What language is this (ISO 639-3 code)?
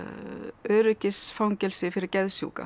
isl